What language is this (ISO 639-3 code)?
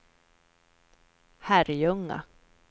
swe